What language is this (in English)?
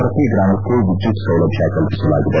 Kannada